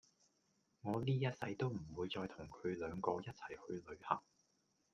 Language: Cantonese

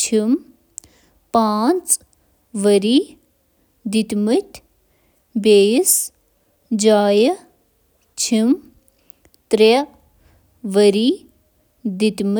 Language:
Kashmiri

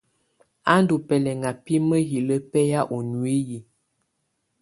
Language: Tunen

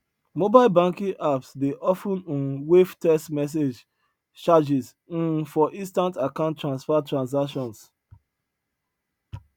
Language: Nigerian Pidgin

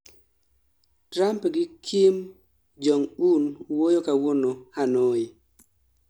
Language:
Luo (Kenya and Tanzania)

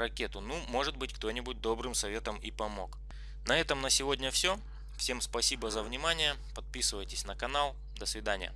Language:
Russian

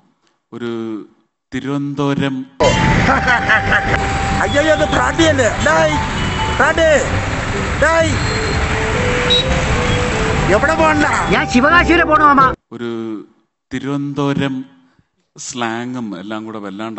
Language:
Malayalam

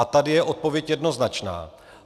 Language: Czech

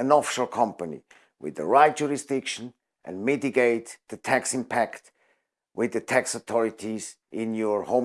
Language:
English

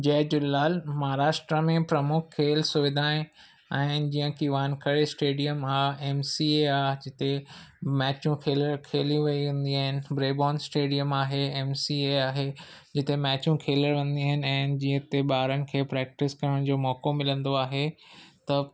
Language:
Sindhi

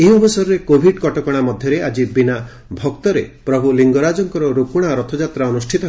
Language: Odia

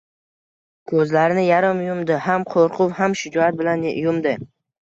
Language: Uzbek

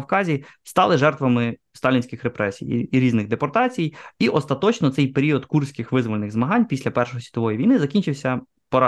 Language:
Ukrainian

